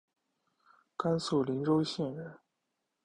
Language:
Chinese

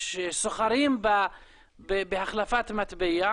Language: Hebrew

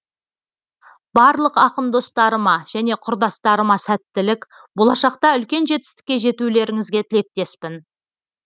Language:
Kazakh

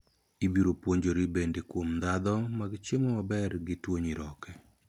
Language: Luo (Kenya and Tanzania)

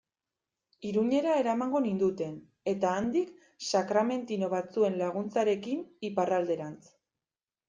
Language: Basque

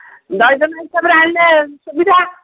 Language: Odia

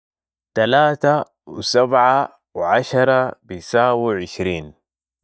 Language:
Sudanese Arabic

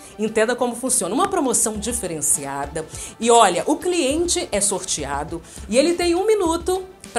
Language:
Portuguese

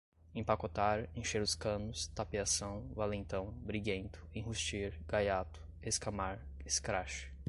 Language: Portuguese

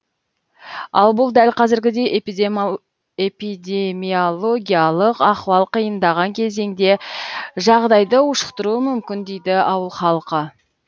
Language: Kazakh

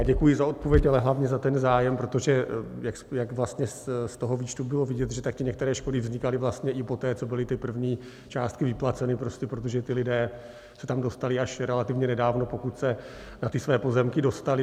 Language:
Czech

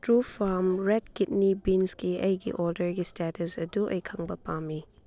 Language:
Manipuri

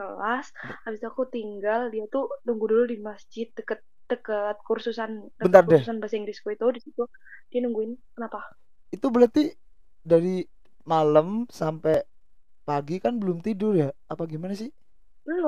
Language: Indonesian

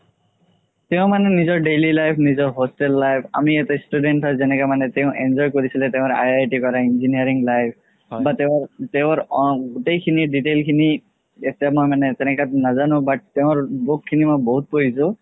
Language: Assamese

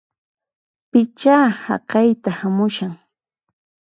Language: Puno Quechua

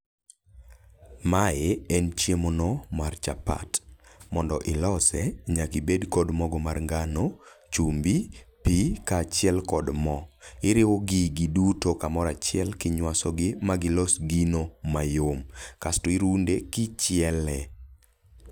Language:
Luo (Kenya and Tanzania)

